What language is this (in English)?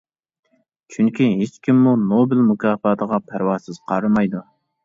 Uyghur